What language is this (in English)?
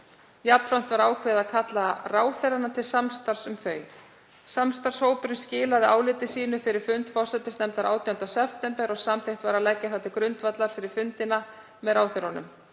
Icelandic